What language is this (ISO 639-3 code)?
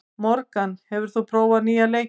isl